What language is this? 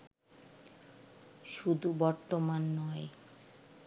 Bangla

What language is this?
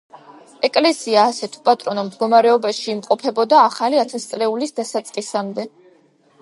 Georgian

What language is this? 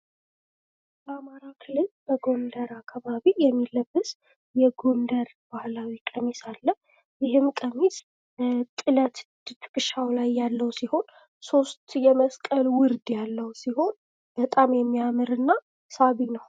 Amharic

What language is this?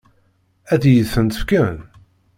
Kabyle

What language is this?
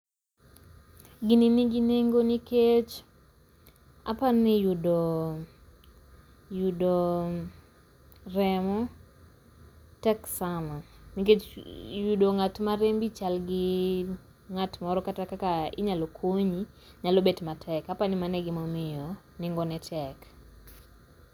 Luo (Kenya and Tanzania)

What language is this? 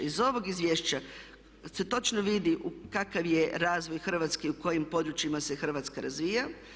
Croatian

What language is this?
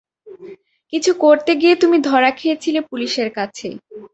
Bangla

